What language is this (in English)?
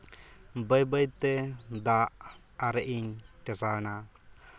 Santali